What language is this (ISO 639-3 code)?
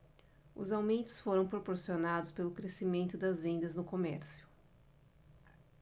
por